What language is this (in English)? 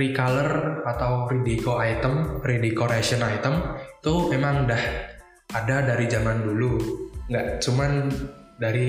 Indonesian